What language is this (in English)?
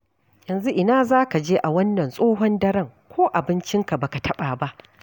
Hausa